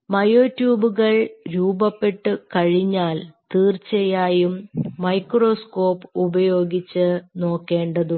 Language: Malayalam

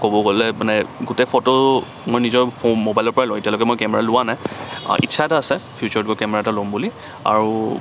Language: Assamese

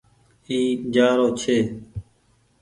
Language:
Goaria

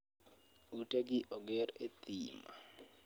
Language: Luo (Kenya and Tanzania)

